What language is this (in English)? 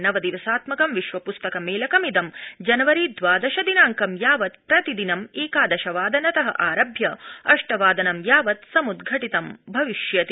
Sanskrit